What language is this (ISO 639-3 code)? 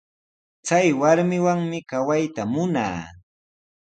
qws